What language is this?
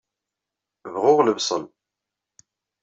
Kabyle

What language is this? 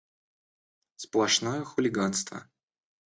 Russian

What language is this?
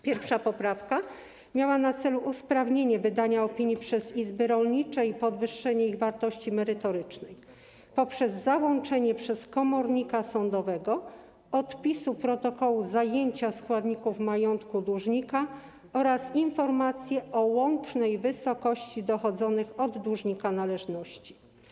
Polish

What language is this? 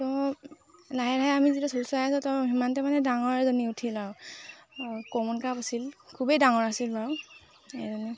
Assamese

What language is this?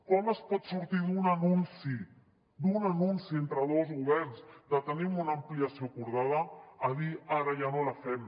Catalan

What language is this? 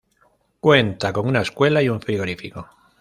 Spanish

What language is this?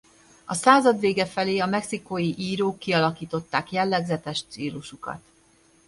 Hungarian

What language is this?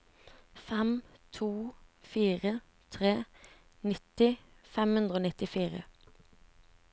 Norwegian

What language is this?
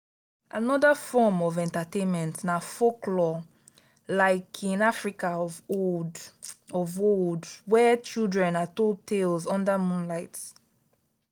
Nigerian Pidgin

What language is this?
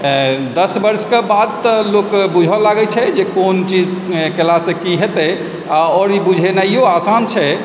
Maithili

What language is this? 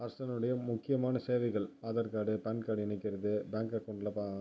Tamil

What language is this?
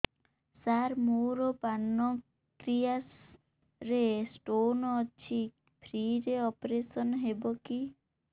Odia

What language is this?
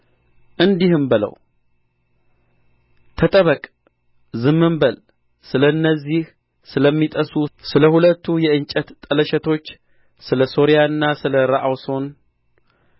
Amharic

